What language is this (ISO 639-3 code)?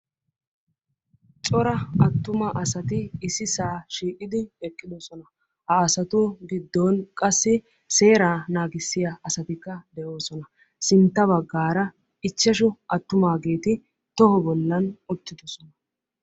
wal